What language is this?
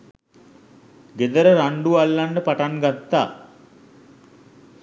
Sinhala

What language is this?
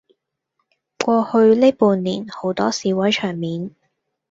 Cantonese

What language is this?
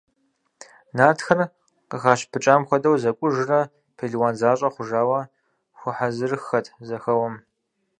Kabardian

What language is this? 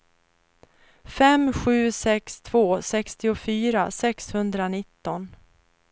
Swedish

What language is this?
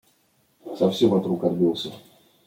Russian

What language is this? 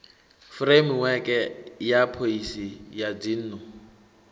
Venda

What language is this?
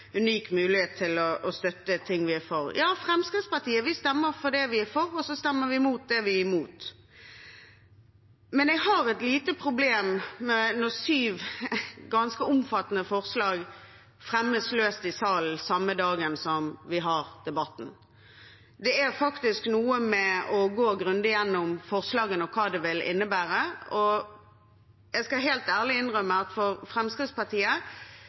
Norwegian Bokmål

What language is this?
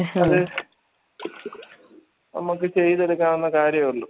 Malayalam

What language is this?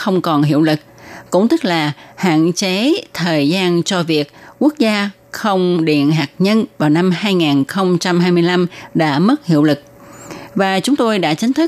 Vietnamese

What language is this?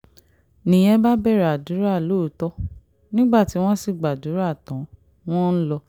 Yoruba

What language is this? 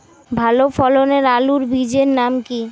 Bangla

